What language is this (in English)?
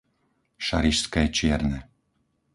Slovak